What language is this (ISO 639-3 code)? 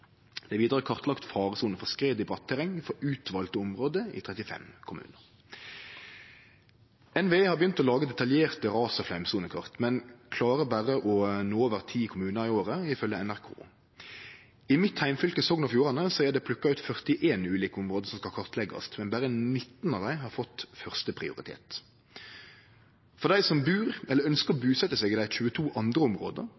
nno